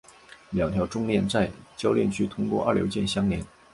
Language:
Chinese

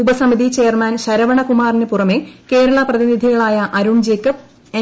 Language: Malayalam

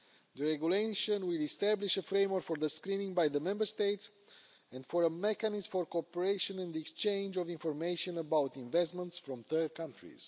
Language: English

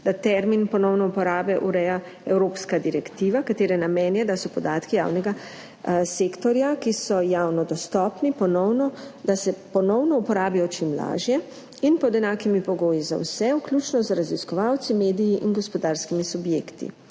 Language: Slovenian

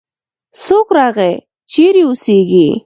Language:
Pashto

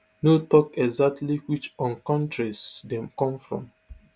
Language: Nigerian Pidgin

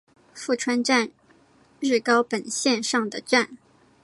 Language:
Chinese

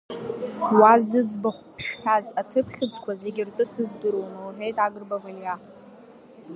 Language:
Abkhazian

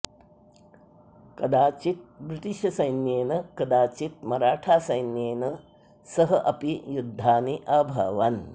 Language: Sanskrit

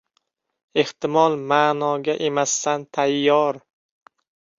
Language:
Uzbek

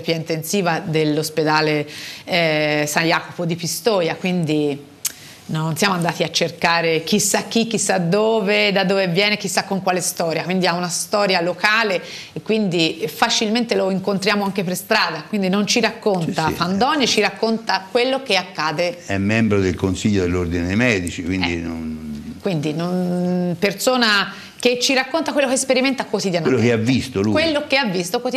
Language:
Italian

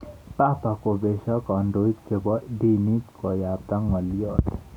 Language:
Kalenjin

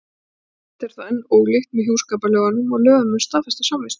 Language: Icelandic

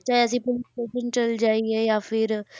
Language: Punjabi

